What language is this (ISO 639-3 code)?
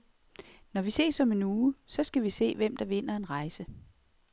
dan